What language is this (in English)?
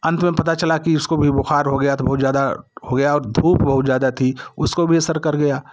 Hindi